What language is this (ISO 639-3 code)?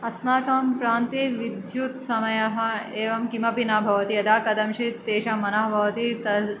san